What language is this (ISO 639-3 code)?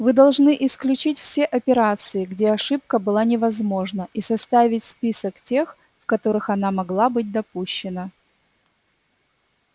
rus